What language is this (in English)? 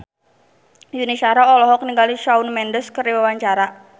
Sundanese